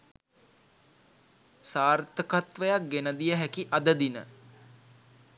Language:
Sinhala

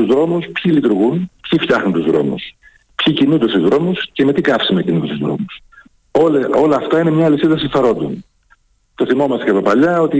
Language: Greek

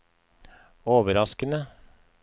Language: Norwegian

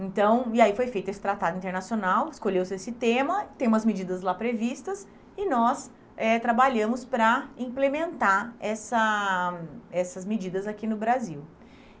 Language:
Portuguese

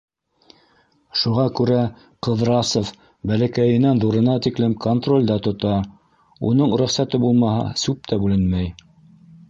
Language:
Bashkir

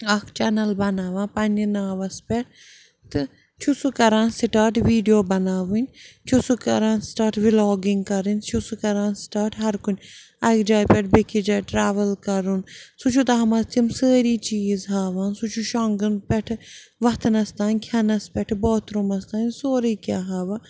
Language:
Kashmiri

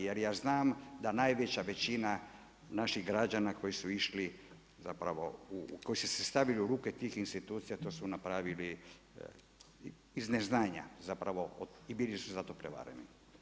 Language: Croatian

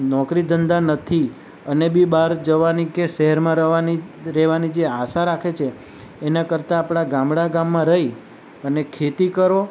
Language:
Gujarati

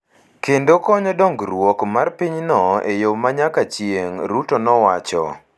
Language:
Luo (Kenya and Tanzania)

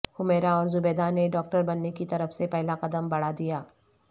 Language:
Urdu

